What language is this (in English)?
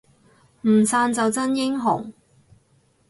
Cantonese